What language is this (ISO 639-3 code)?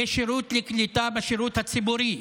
heb